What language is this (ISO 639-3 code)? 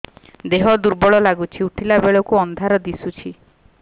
ori